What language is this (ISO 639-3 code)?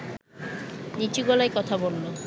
ben